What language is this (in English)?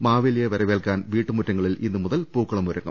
Malayalam